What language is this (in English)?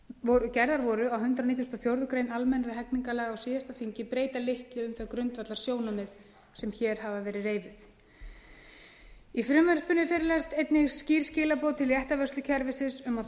Icelandic